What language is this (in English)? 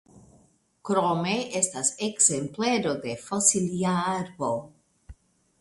Esperanto